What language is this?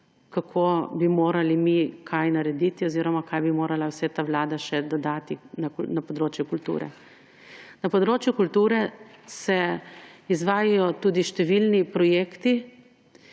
Slovenian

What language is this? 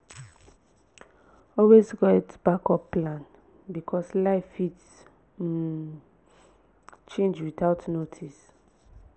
Nigerian Pidgin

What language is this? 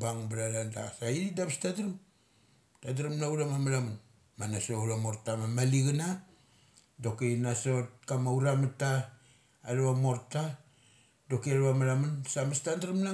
Mali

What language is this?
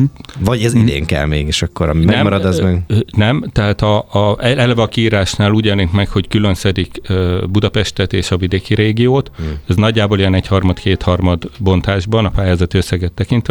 Hungarian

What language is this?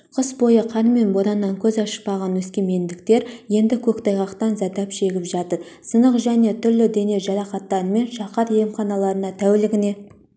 Kazakh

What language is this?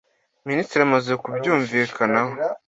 Kinyarwanda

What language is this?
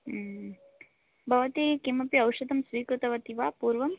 Sanskrit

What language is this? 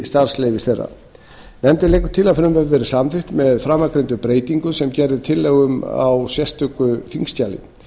Icelandic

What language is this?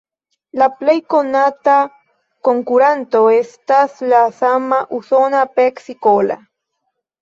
Esperanto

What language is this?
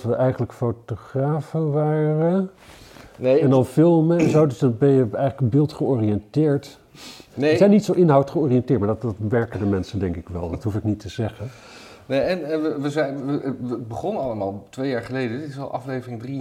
Dutch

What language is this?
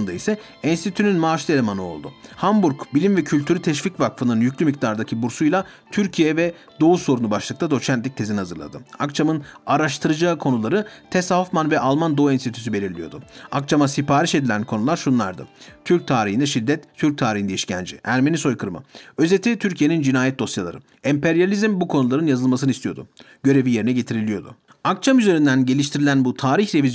Turkish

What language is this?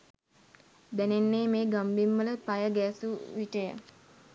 Sinhala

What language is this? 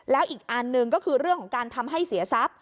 Thai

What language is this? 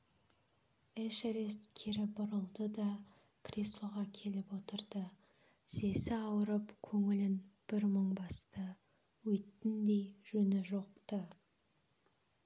Kazakh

